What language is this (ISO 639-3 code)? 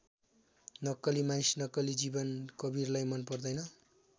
nep